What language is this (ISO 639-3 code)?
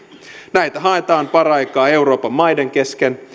fin